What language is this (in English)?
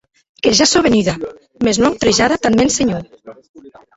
Occitan